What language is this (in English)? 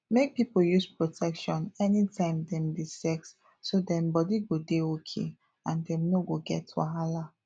Nigerian Pidgin